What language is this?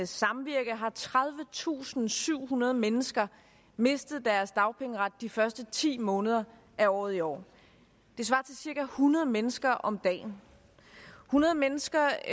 Danish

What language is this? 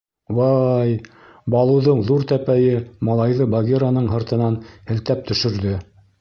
Bashkir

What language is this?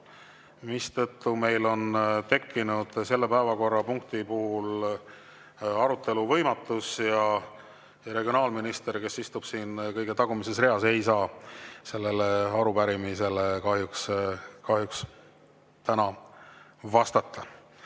Estonian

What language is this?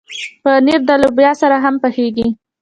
Pashto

